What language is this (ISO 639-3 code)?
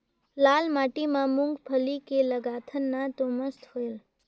hne